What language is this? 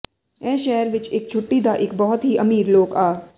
Punjabi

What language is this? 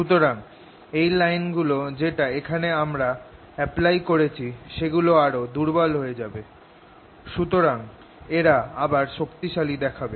Bangla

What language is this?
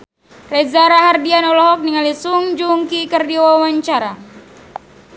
Sundanese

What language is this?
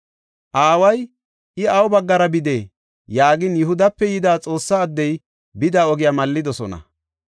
Gofa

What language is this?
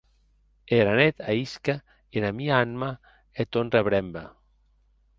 Occitan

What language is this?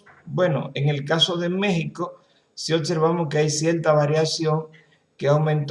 Spanish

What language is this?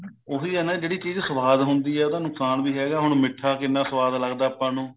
Punjabi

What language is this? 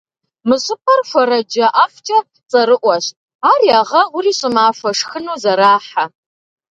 Kabardian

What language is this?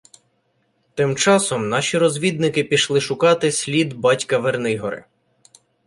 Ukrainian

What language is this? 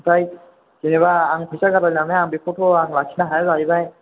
Bodo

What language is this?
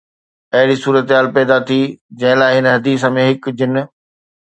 Sindhi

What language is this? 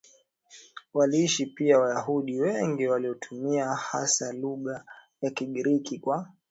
Swahili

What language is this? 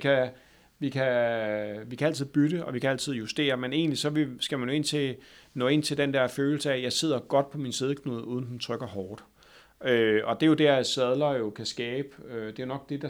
Danish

